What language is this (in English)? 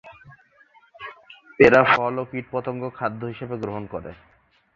Bangla